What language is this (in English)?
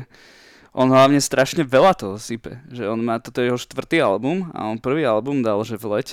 Slovak